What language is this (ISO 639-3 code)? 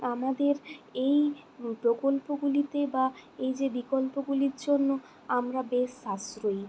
ben